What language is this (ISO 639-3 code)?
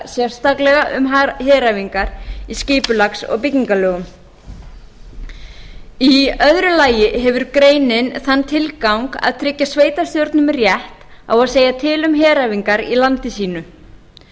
isl